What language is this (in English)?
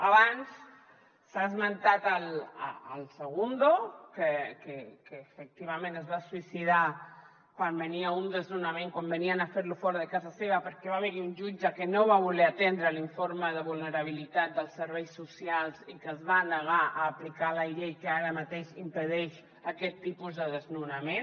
Catalan